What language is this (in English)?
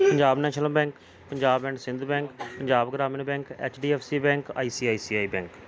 Punjabi